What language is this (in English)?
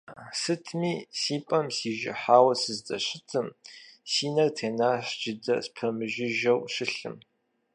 Kabardian